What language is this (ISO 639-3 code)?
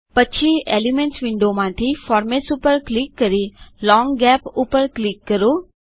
guj